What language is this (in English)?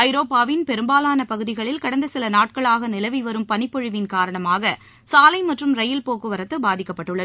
Tamil